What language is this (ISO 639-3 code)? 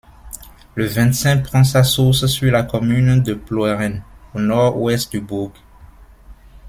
fra